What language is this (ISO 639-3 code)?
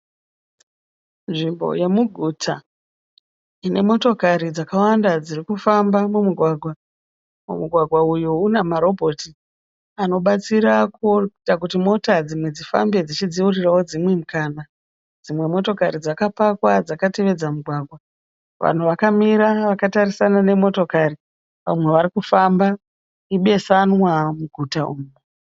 sna